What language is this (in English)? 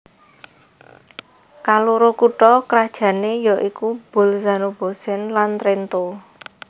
Javanese